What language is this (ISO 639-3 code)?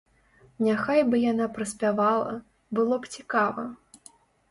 bel